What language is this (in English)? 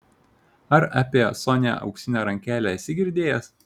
Lithuanian